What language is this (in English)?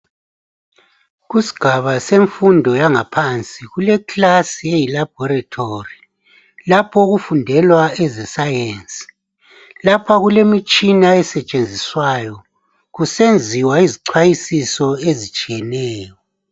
North Ndebele